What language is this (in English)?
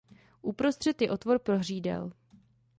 Czech